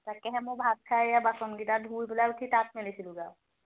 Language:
Assamese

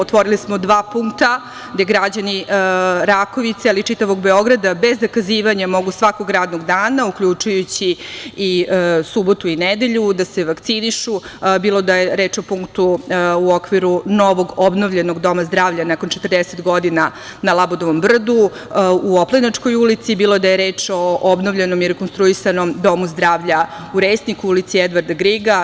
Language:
Serbian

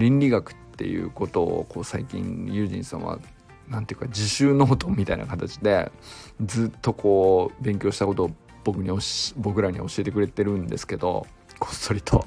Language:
Japanese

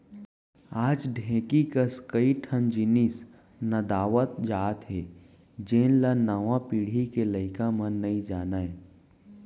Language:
Chhattisgarhi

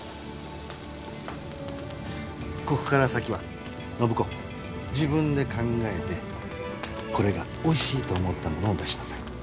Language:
Japanese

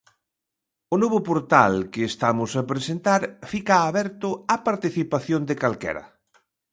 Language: Galician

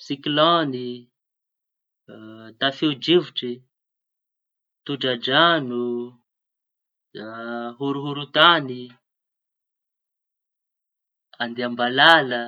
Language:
Tanosy Malagasy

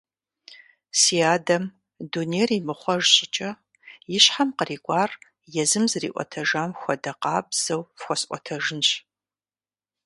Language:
Kabardian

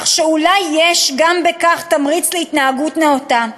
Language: Hebrew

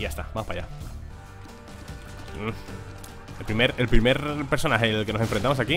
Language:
Spanish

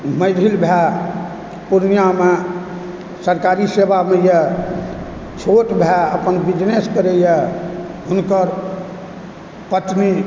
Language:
Maithili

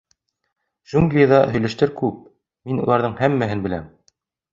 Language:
Bashkir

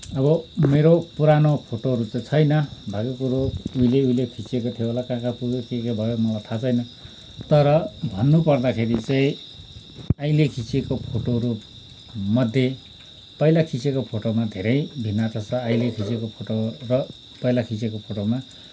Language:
Nepali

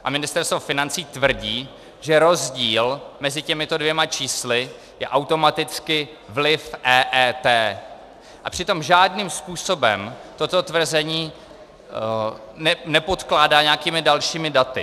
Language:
Czech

